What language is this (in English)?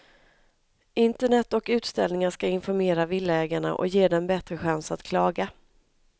Swedish